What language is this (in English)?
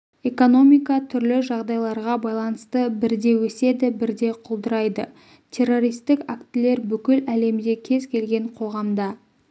Kazakh